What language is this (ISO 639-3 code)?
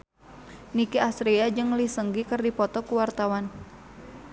sun